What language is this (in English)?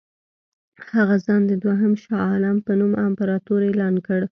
Pashto